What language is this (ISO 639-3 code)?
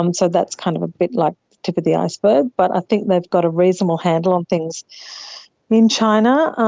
eng